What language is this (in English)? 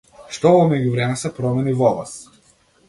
Macedonian